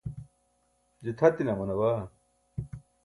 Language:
Burushaski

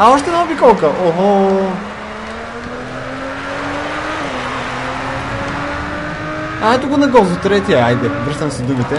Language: Bulgarian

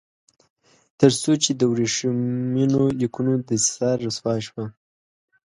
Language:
Pashto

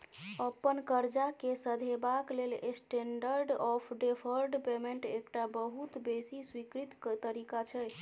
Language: Maithili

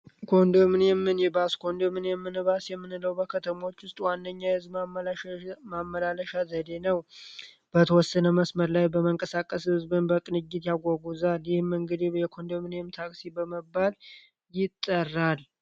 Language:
Amharic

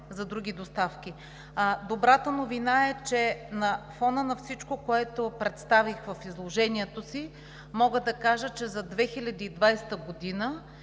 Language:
Bulgarian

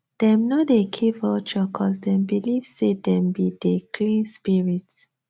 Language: Nigerian Pidgin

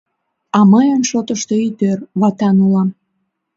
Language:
Mari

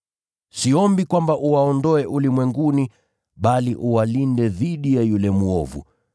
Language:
Swahili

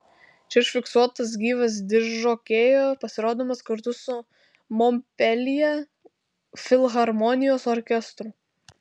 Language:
Lithuanian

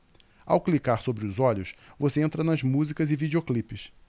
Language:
Portuguese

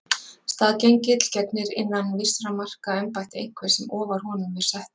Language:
Icelandic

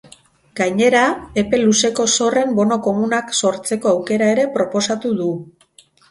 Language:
Basque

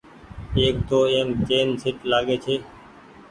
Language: Goaria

